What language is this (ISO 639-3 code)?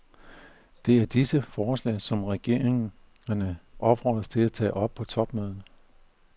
dan